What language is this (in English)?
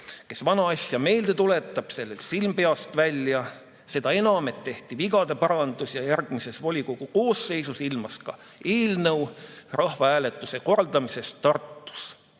Estonian